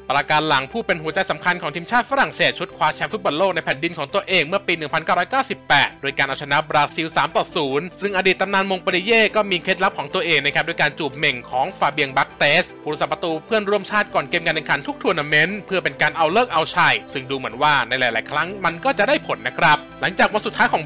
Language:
Thai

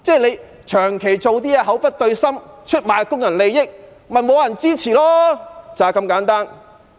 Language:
Cantonese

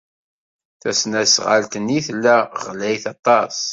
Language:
Kabyle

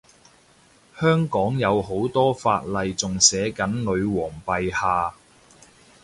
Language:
Cantonese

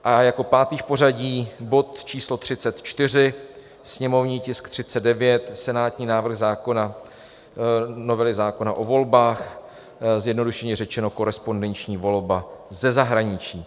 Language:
Czech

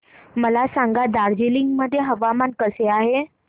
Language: Marathi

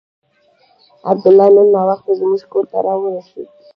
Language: Pashto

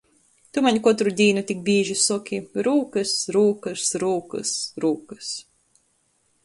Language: Latgalian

